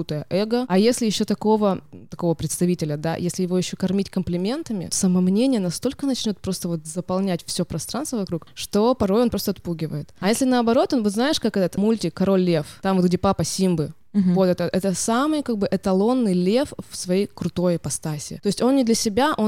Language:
Russian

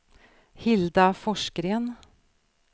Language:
Swedish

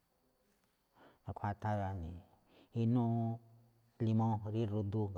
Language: Malinaltepec Me'phaa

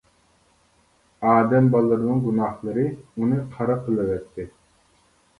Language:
Uyghur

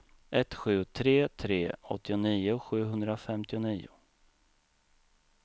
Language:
Swedish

